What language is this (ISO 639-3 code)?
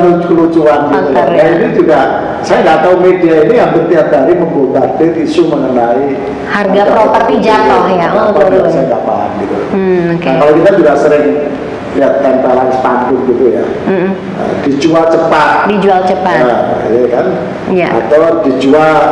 ind